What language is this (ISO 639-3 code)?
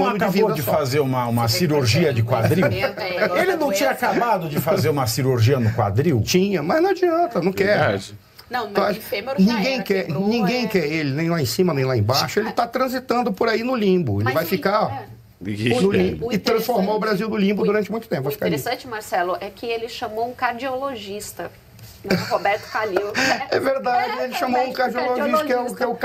por